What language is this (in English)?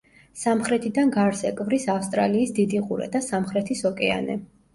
Georgian